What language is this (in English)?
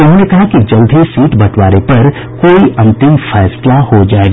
Hindi